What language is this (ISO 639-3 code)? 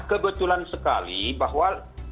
ind